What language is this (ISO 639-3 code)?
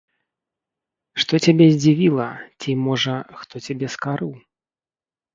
bel